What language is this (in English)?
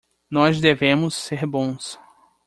Portuguese